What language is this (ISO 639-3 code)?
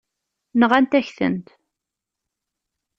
kab